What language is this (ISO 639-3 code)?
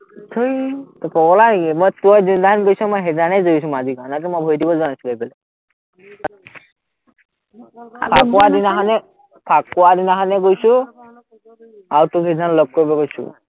asm